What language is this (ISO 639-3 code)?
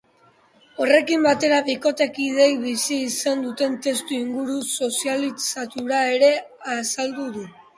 eus